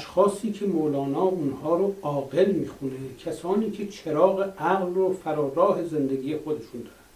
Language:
Persian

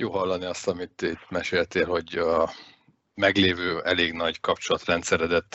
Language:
Hungarian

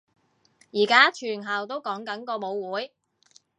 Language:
Cantonese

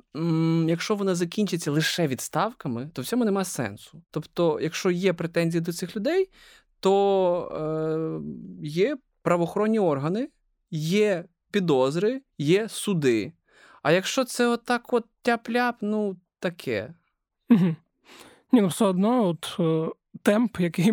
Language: Ukrainian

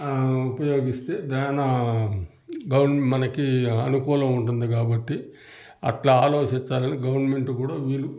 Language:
Telugu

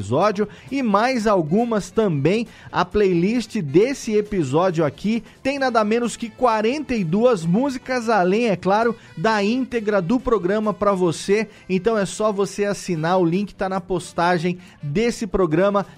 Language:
Portuguese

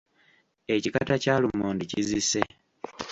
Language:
Ganda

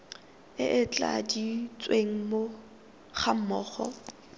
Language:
Tswana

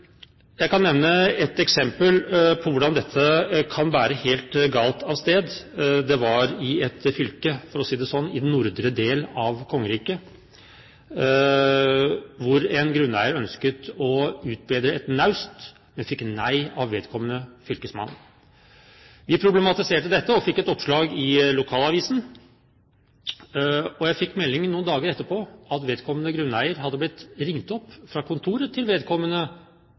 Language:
Norwegian Bokmål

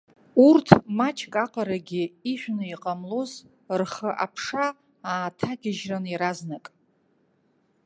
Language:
Abkhazian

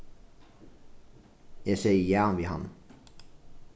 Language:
Faroese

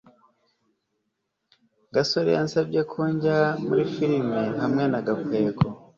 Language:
Kinyarwanda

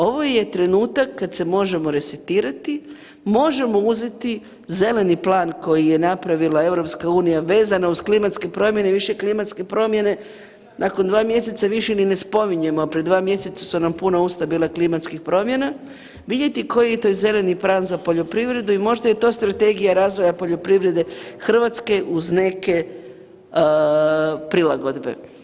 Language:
Croatian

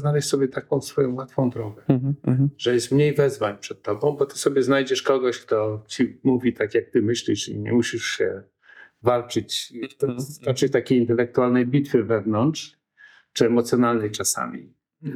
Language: Polish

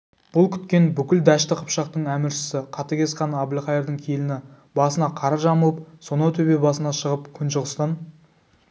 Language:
Kazakh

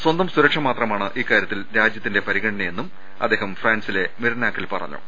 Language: Malayalam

